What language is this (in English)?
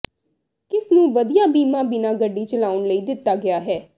Punjabi